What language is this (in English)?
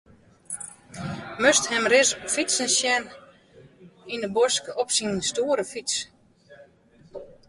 Western Frisian